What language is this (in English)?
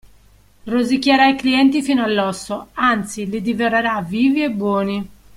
Italian